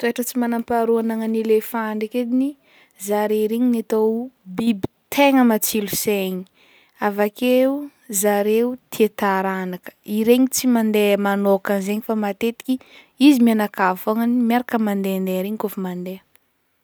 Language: Northern Betsimisaraka Malagasy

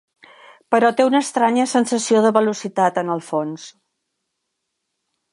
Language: Catalan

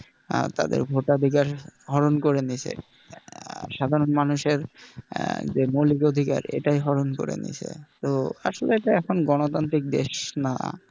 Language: Bangla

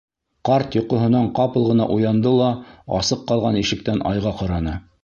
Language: Bashkir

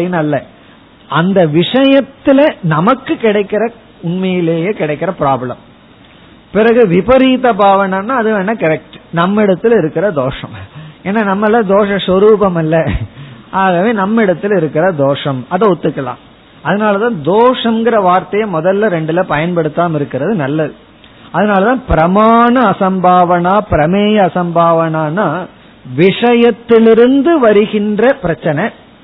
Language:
Tamil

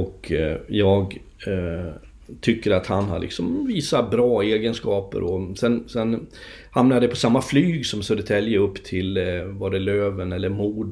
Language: Swedish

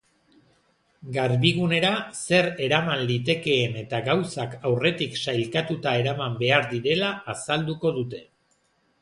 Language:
Basque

